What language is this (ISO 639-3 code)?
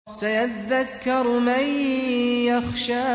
ara